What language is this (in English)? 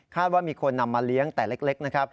Thai